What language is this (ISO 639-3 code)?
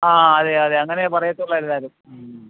mal